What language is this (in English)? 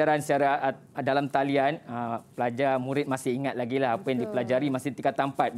Malay